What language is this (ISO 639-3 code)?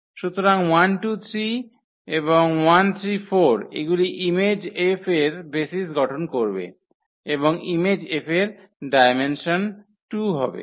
ben